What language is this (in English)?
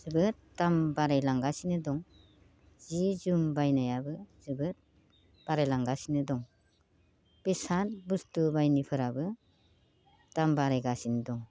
Bodo